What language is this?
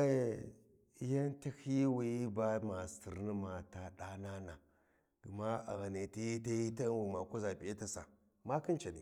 Warji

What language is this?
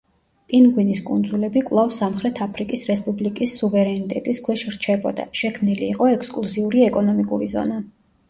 Georgian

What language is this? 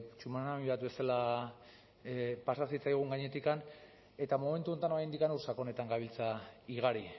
Basque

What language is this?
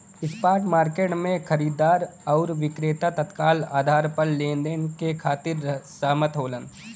Bhojpuri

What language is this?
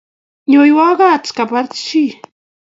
Kalenjin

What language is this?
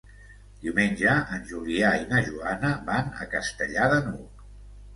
Catalan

